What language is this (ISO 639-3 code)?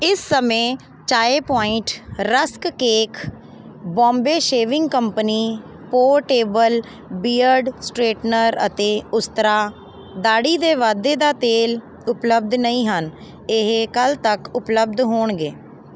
pan